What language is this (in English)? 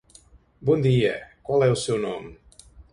Portuguese